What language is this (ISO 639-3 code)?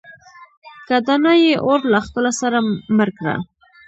pus